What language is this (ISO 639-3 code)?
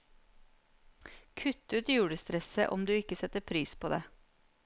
nor